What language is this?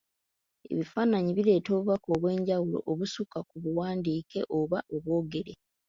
Ganda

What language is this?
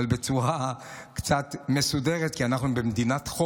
Hebrew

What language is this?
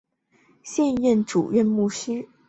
Chinese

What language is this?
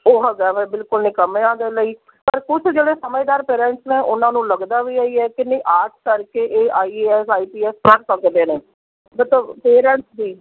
Punjabi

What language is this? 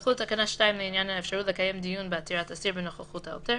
Hebrew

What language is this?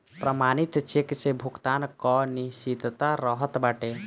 Bhojpuri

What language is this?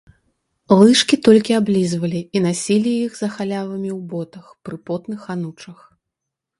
Belarusian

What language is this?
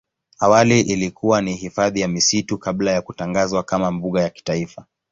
Swahili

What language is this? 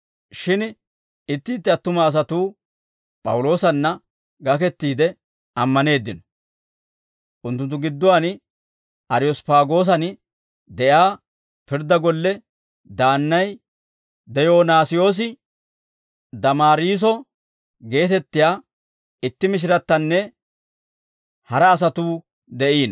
Dawro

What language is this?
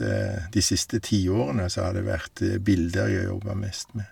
Norwegian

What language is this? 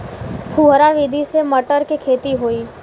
Bhojpuri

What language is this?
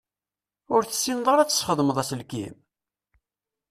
Kabyle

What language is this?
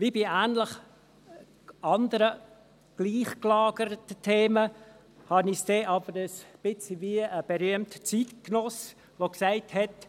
Swiss German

